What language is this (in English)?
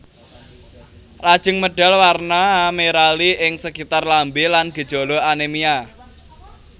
Javanese